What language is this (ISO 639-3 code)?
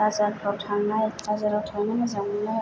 brx